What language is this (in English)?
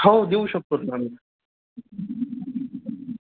Marathi